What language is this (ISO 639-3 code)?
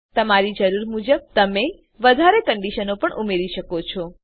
guj